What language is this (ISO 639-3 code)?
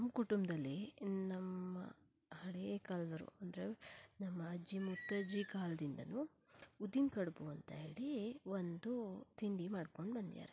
kan